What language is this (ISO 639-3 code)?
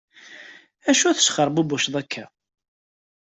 kab